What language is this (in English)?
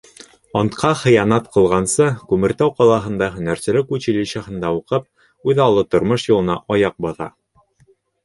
Bashkir